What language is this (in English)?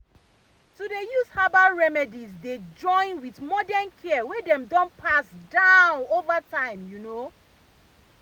Nigerian Pidgin